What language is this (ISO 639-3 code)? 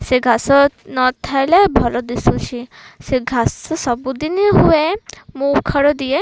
ori